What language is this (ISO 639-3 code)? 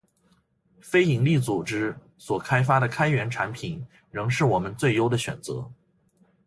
zho